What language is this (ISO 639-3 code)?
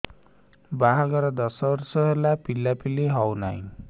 ori